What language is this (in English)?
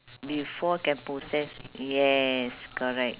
English